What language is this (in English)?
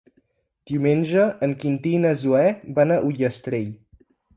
Catalan